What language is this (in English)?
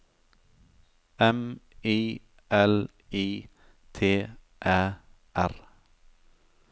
Norwegian